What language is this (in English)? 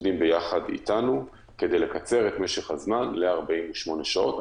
Hebrew